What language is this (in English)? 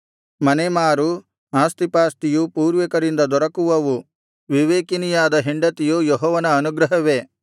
Kannada